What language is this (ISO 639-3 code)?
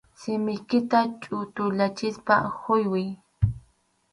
qxu